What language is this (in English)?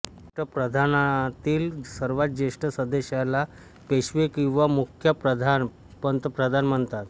Marathi